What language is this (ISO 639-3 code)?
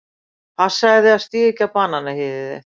isl